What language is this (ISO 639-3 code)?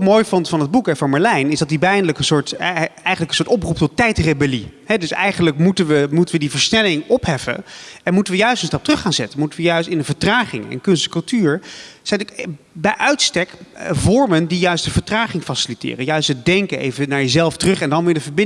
nld